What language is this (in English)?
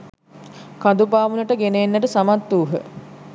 Sinhala